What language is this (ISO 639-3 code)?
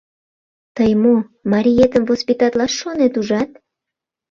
chm